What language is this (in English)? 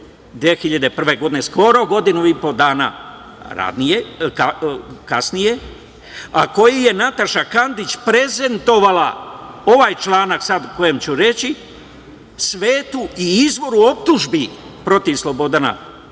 Serbian